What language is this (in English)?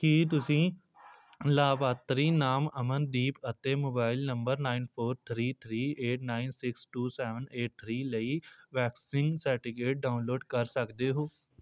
Punjabi